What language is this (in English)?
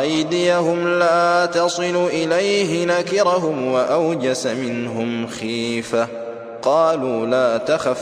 Arabic